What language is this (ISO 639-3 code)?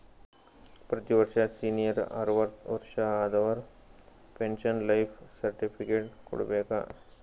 kan